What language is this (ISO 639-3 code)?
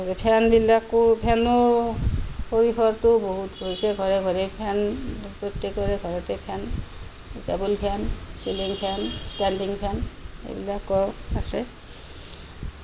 asm